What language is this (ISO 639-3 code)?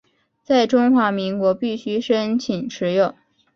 zho